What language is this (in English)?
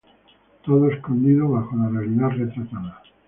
Spanish